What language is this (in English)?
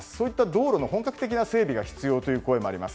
Japanese